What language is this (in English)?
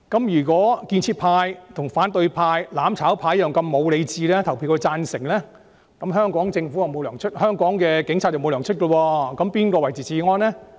Cantonese